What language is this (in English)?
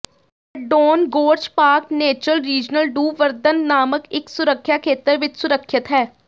Punjabi